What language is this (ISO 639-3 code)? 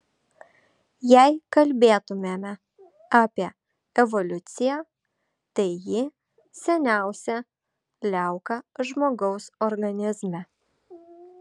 lit